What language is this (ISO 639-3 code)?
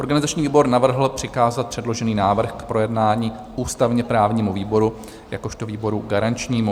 ces